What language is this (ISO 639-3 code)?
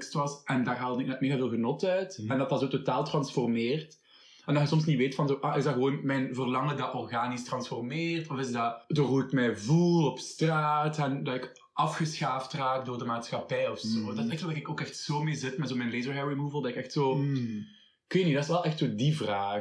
nld